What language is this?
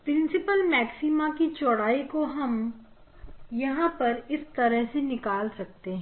Hindi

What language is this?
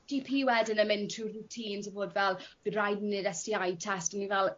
Welsh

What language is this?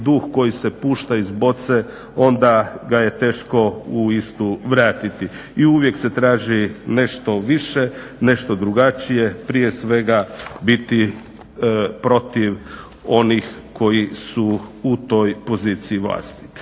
Croatian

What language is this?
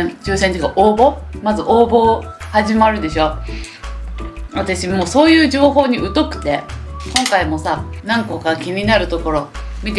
Japanese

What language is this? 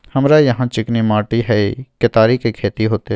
Maithili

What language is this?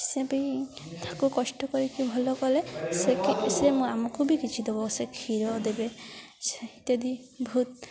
Odia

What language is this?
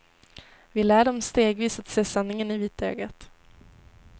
Swedish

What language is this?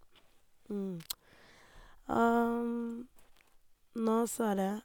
Norwegian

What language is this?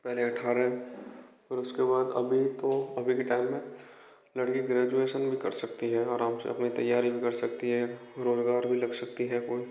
Hindi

